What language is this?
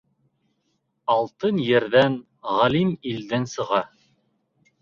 Bashkir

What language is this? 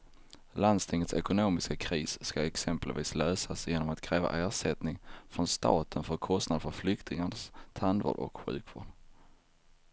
Swedish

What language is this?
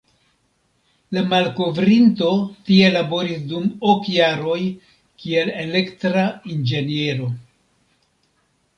Esperanto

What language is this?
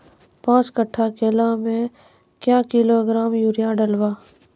Maithili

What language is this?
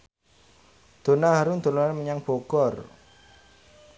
Javanese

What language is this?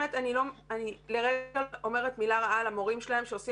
Hebrew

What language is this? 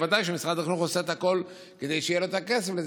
Hebrew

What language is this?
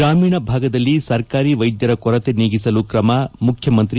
Kannada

